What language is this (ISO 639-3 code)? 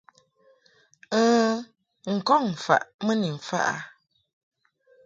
mhk